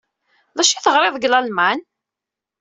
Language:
Kabyle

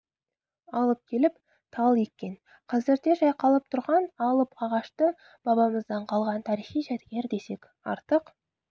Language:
Kazakh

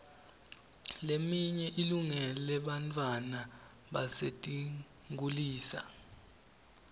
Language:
Swati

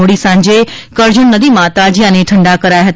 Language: Gujarati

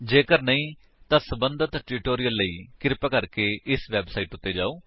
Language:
Punjabi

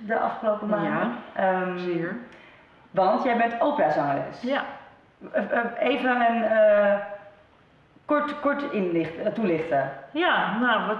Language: Dutch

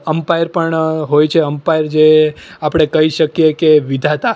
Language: Gujarati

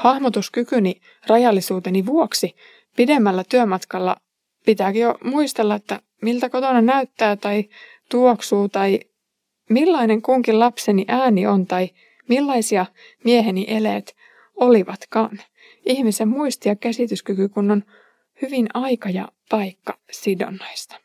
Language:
Finnish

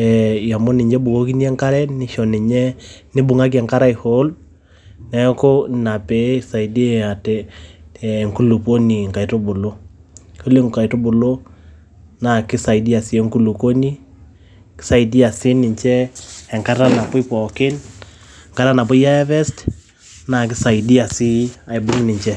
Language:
Masai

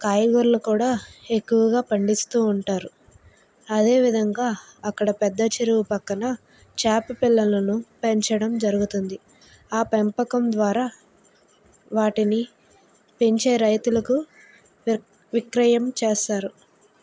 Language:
Telugu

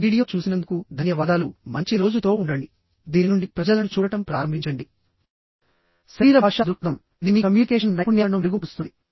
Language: Telugu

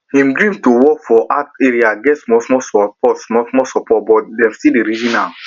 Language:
Nigerian Pidgin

